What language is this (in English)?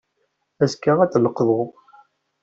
Kabyle